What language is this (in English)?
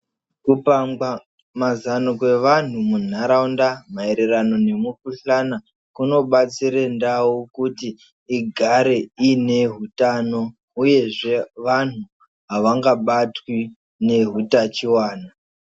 Ndau